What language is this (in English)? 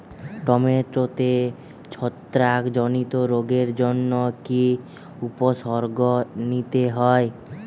Bangla